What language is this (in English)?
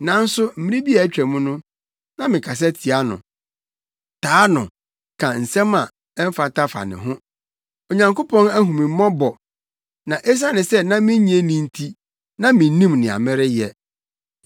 Akan